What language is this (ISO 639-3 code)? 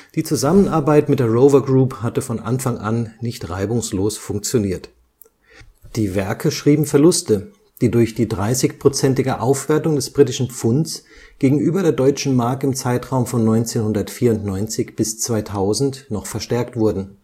deu